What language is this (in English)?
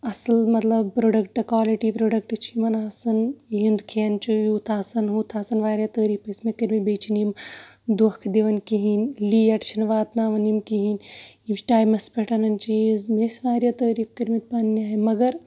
Kashmiri